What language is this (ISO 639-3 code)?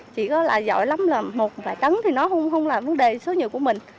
vie